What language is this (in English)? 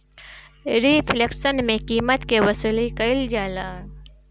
Bhojpuri